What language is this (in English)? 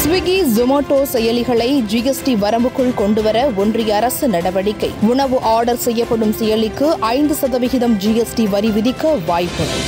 Tamil